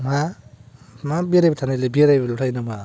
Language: Bodo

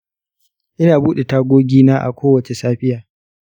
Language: Hausa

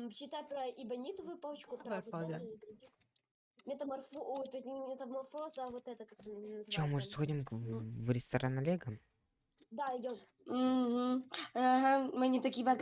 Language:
Russian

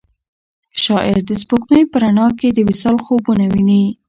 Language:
Pashto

